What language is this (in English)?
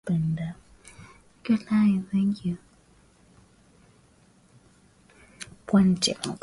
Swahili